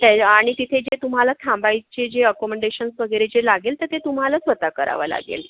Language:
Marathi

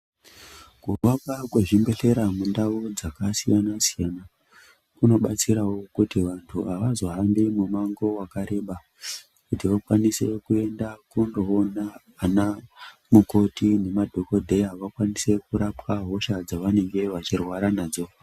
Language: Ndau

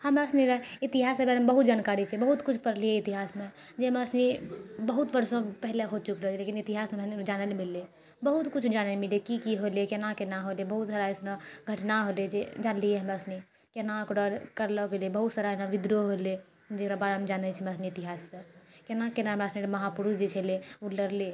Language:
Maithili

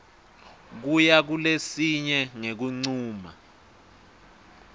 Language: Swati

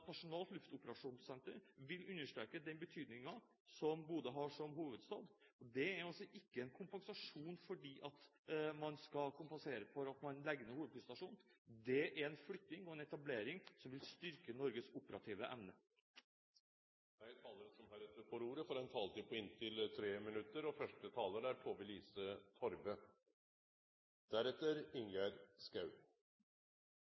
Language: Norwegian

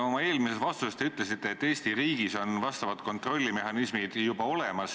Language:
Estonian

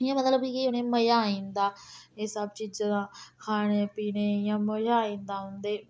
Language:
Dogri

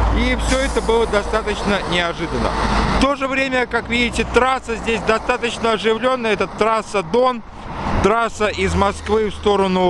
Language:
Russian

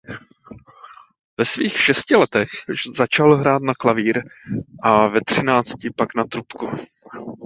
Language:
Czech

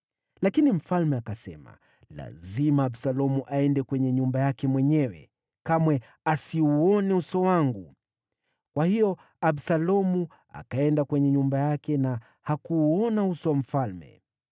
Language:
Swahili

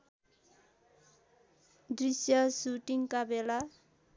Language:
Nepali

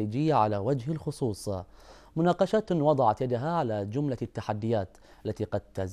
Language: Arabic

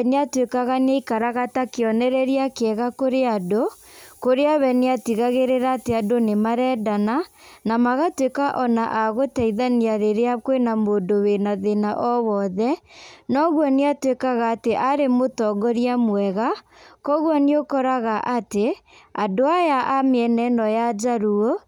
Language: Kikuyu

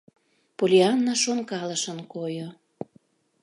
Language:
Mari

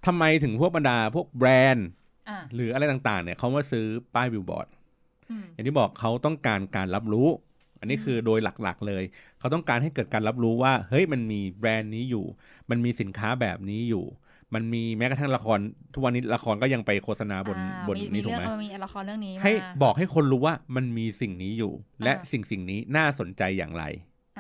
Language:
Thai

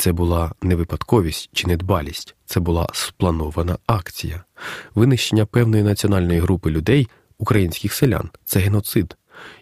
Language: Ukrainian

